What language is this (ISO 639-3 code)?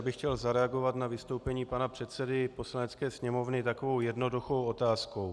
ces